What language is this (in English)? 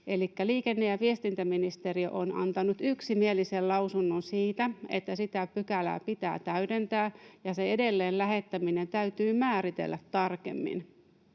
Finnish